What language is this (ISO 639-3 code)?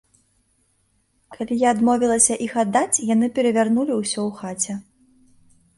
bel